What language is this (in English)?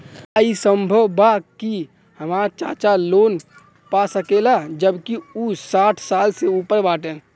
Bhojpuri